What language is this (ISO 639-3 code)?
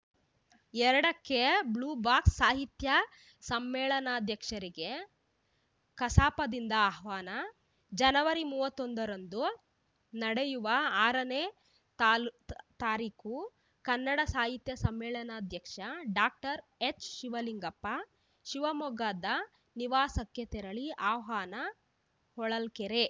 kan